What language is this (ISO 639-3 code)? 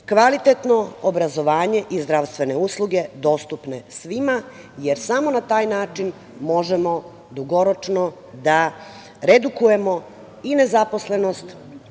srp